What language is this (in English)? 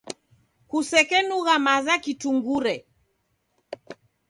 Taita